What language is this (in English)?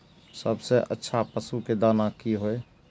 Maithili